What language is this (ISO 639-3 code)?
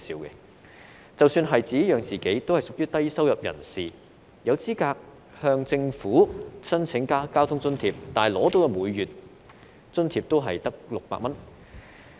yue